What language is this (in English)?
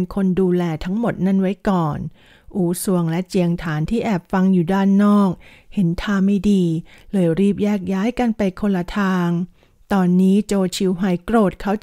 Thai